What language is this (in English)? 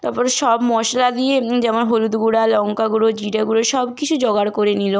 Bangla